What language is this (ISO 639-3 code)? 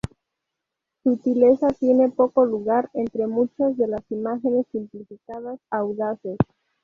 spa